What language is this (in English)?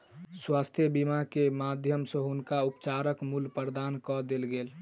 Maithili